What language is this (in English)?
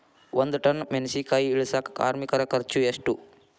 Kannada